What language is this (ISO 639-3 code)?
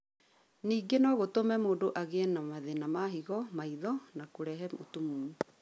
kik